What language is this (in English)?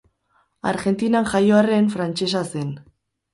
Basque